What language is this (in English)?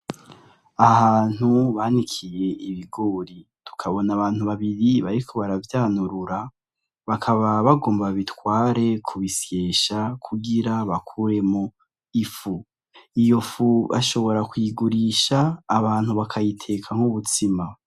Rundi